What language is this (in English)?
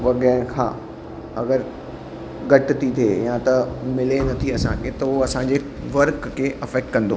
Sindhi